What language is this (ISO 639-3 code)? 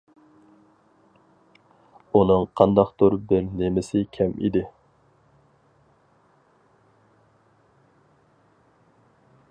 uig